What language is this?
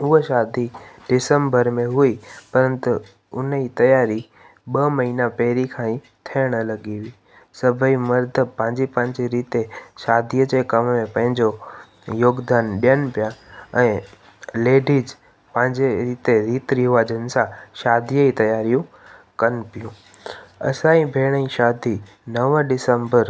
Sindhi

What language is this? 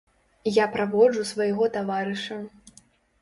Belarusian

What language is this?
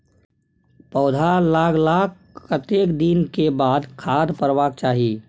Maithili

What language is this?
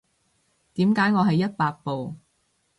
Cantonese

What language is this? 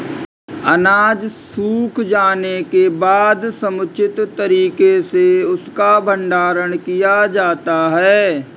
Hindi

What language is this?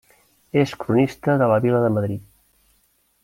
Catalan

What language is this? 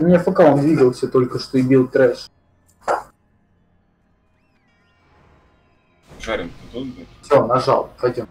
Russian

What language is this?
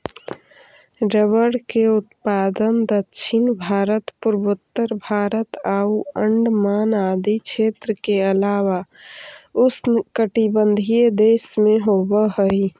Magahi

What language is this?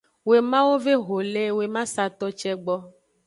Aja (Benin)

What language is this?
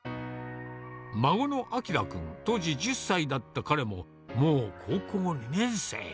Japanese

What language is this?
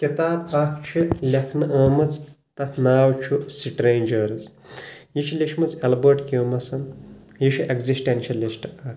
Kashmiri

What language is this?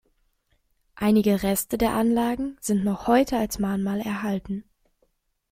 German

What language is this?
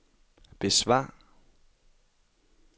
Danish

